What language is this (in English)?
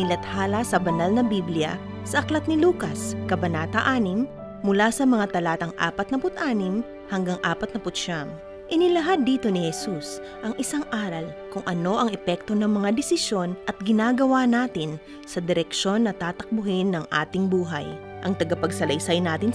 Filipino